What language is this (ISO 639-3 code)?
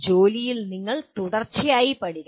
mal